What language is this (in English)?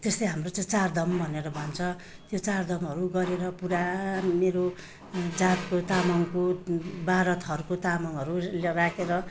Nepali